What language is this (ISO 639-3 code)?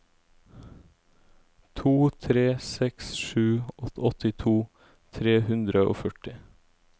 nor